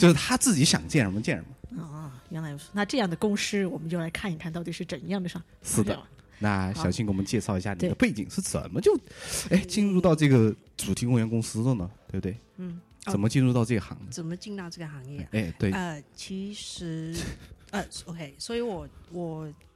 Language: Chinese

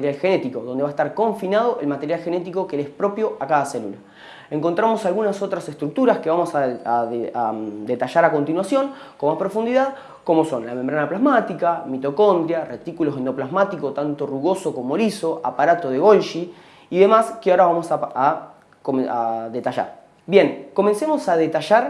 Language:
Spanish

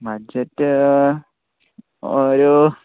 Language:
Malayalam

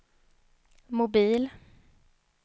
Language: Swedish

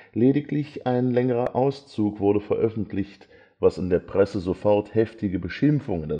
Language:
German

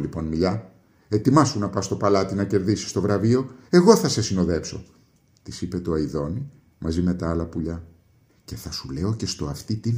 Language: Greek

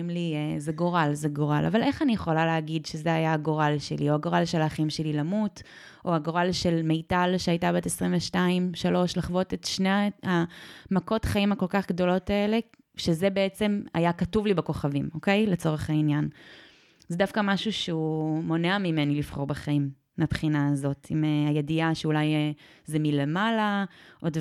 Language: Hebrew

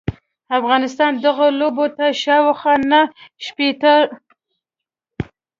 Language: Pashto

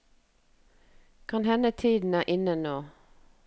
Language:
Norwegian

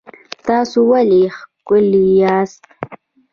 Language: Pashto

